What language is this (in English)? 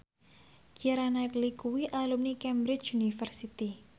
Javanese